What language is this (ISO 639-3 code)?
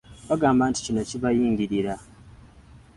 lug